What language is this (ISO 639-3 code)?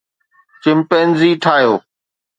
snd